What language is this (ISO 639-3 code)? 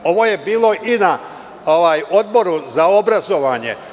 srp